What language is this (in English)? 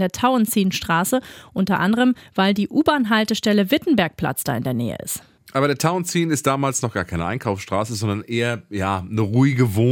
German